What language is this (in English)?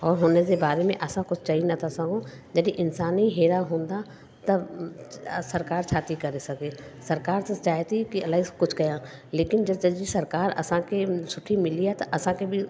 Sindhi